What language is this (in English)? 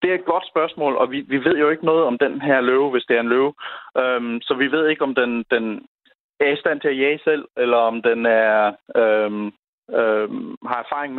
Danish